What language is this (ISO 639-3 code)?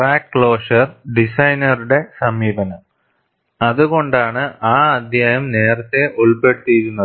mal